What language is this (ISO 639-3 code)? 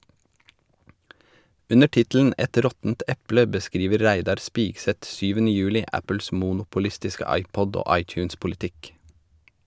nor